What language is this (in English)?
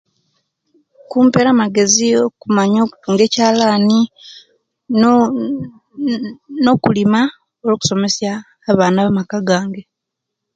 Kenyi